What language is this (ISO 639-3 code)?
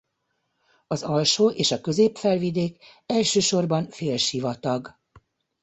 hun